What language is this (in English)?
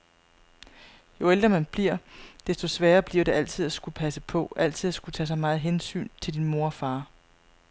Danish